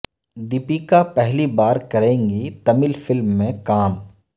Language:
Urdu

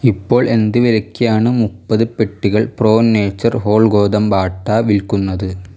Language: Malayalam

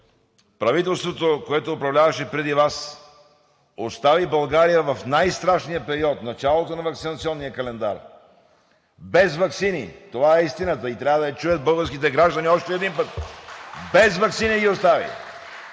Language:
Bulgarian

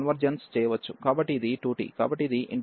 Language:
Telugu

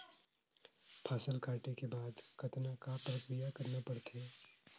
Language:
Chhattisgarhi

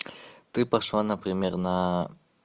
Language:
Russian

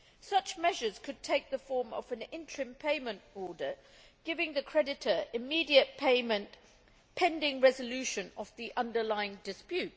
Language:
English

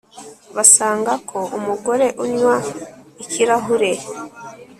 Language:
Kinyarwanda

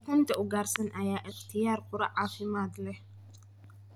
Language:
Somali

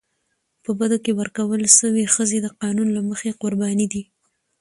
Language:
Pashto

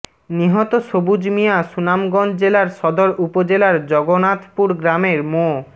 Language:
Bangla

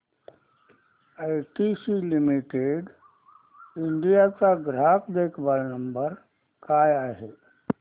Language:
Marathi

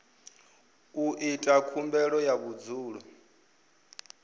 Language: Venda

